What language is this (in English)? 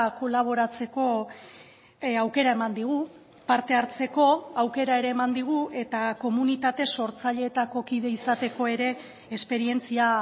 Basque